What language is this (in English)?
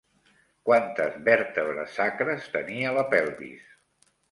Catalan